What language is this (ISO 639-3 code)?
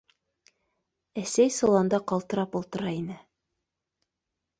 bak